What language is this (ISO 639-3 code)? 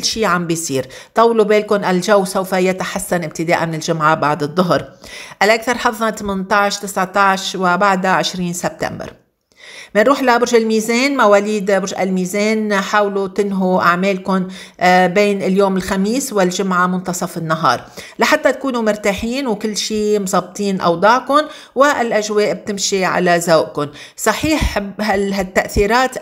ara